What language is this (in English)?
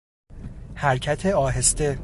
Persian